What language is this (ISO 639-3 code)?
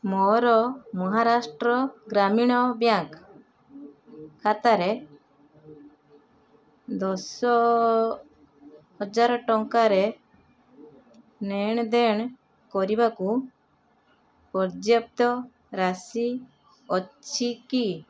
ori